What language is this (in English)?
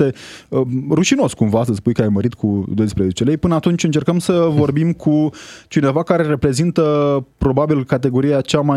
Romanian